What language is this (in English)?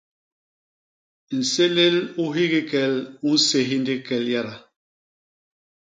Basaa